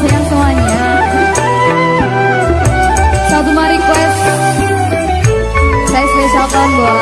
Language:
Indonesian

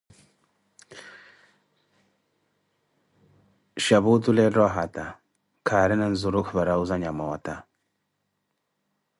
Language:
Koti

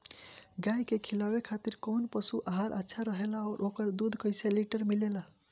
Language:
Bhojpuri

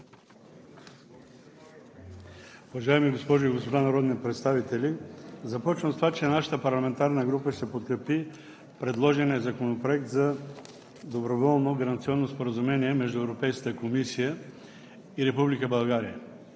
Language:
Bulgarian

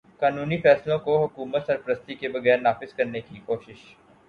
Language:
Urdu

